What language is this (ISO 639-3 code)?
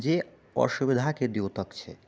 mai